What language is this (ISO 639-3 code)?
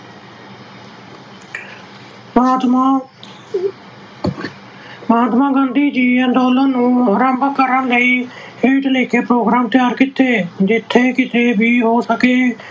pan